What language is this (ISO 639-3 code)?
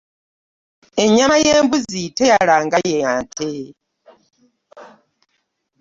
lug